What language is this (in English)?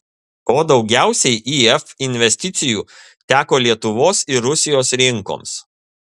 Lithuanian